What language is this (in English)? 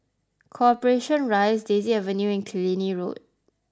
English